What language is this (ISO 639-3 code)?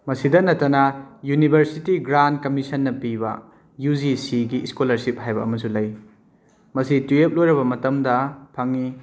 mni